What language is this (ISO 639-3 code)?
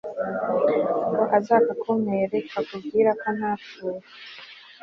kin